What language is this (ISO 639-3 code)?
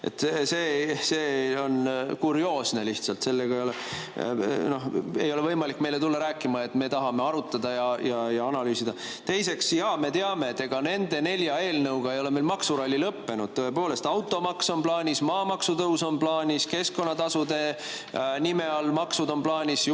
est